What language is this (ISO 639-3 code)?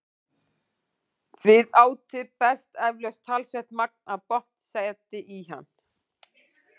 isl